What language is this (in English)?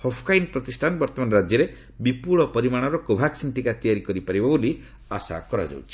Odia